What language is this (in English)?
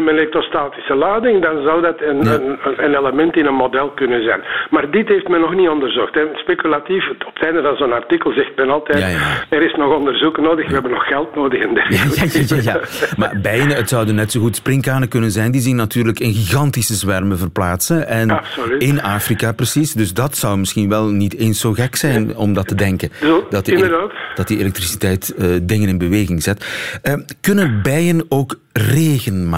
Dutch